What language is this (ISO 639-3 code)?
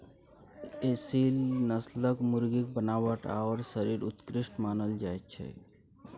mai